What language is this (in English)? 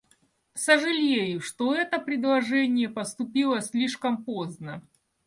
Russian